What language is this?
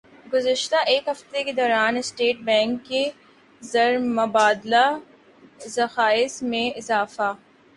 Urdu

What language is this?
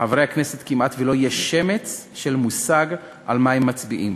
Hebrew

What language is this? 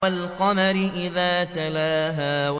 Arabic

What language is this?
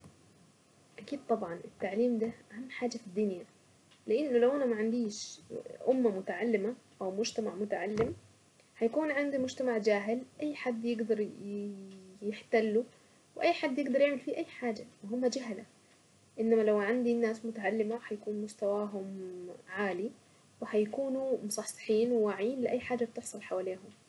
Saidi Arabic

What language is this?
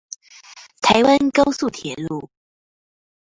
Chinese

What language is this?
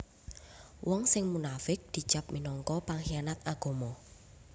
Javanese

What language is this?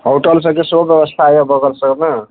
Maithili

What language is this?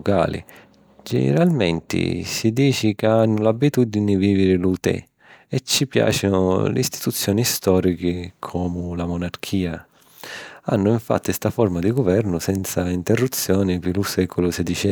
Sicilian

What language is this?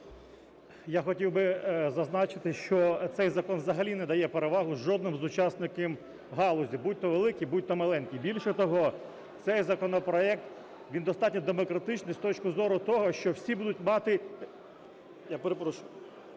Ukrainian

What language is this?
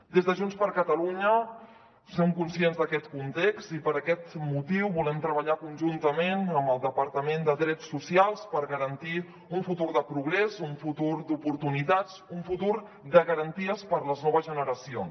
Catalan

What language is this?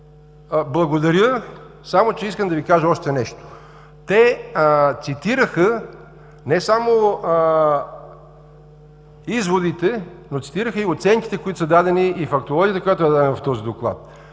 Bulgarian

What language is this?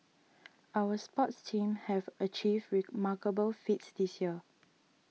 English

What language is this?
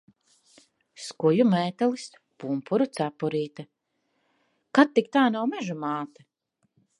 Latvian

